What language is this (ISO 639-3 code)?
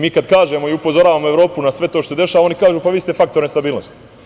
srp